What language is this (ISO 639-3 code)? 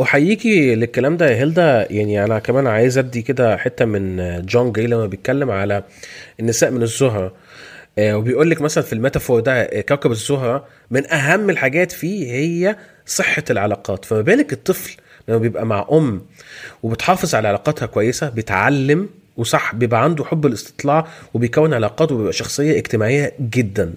ara